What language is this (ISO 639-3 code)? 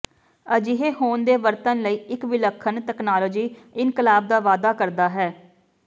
pan